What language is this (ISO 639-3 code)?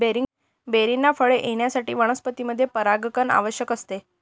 mar